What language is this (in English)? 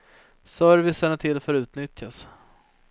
Swedish